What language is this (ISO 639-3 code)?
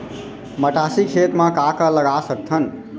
hne